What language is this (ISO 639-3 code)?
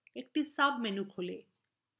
ben